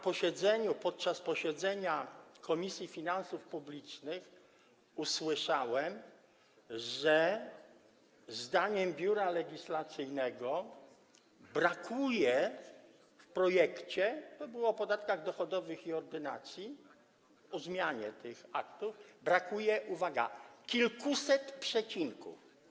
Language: Polish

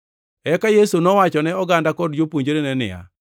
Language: Luo (Kenya and Tanzania)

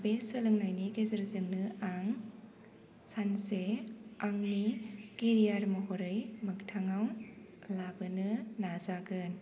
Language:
Bodo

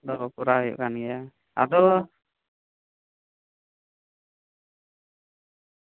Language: Santali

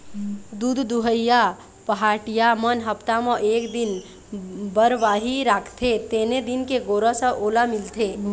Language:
Chhattisgarhi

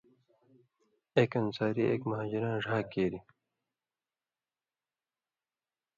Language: Indus Kohistani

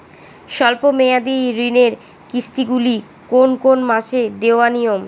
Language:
Bangla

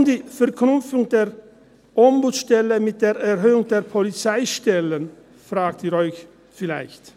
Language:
Swiss German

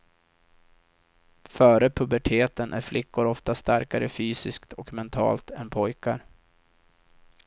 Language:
Swedish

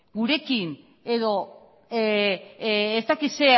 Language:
Basque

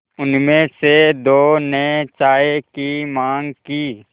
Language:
Hindi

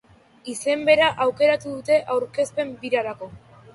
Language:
Basque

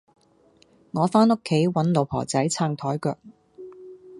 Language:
Cantonese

